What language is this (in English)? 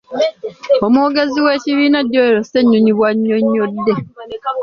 Ganda